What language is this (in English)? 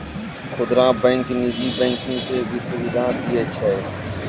Maithili